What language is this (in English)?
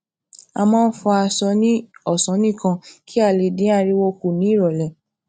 Yoruba